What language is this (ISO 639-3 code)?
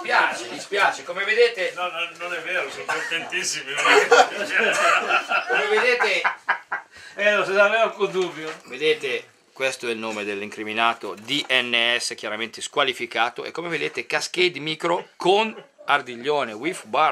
ita